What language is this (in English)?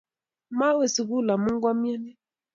Kalenjin